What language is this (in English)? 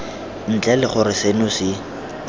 Tswana